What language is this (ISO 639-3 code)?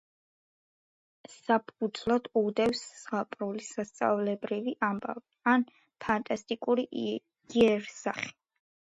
kat